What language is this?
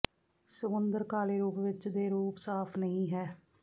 Punjabi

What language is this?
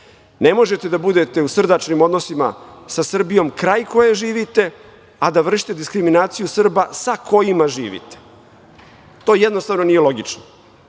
Serbian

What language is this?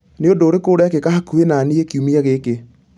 Kikuyu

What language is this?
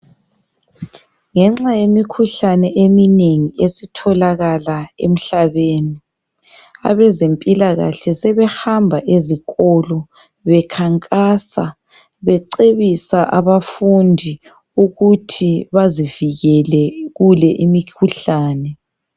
North Ndebele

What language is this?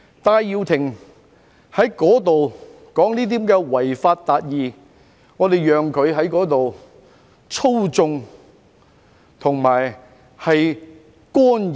Cantonese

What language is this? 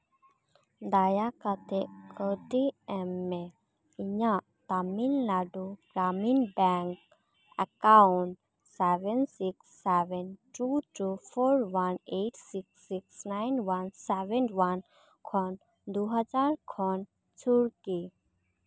Santali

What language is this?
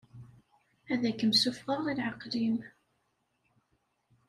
Kabyle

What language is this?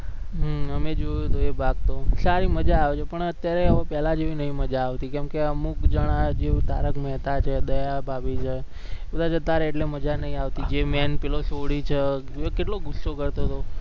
Gujarati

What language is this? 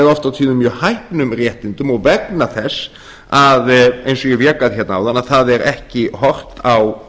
Icelandic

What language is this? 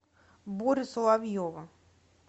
Russian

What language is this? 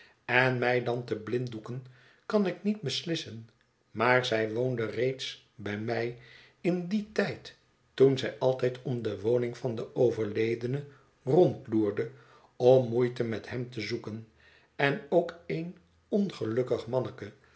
Dutch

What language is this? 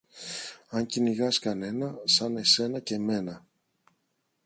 Greek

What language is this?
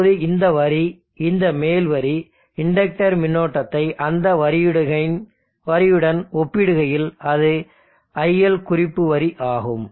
Tamil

